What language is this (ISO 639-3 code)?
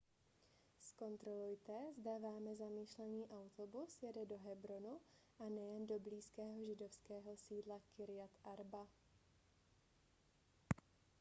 ces